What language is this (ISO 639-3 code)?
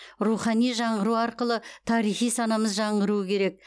kaz